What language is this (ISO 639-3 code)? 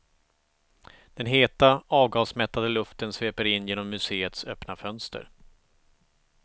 swe